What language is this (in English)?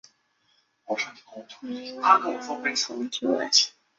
Chinese